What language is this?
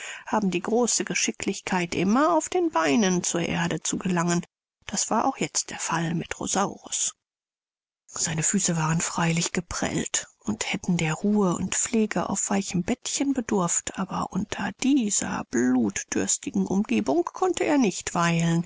German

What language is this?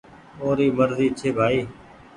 Goaria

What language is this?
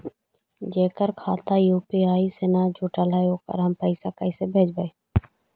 Magahi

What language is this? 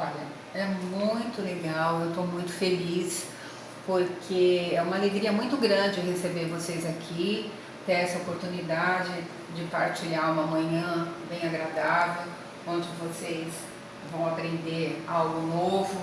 Portuguese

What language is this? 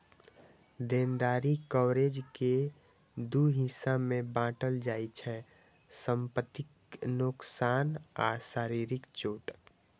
Maithili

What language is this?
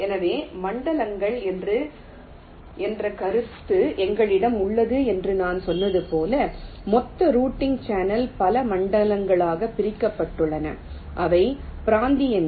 Tamil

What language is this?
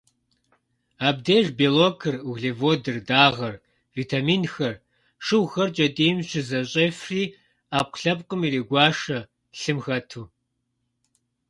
Kabardian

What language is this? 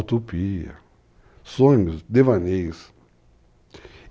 Portuguese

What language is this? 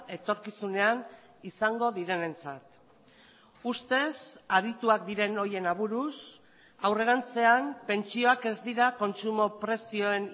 Basque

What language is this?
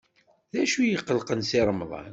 Kabyle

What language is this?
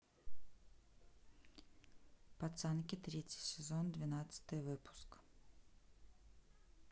Russian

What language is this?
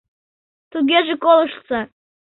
Mari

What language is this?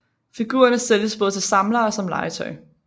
Danish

